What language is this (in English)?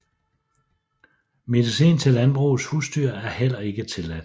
Danish